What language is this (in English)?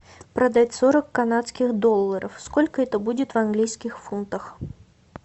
Russian